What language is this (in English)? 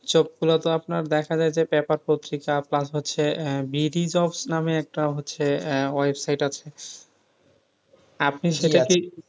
Bangla